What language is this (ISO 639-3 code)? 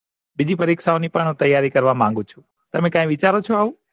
guj